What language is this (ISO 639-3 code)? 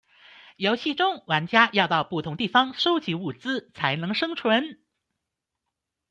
zho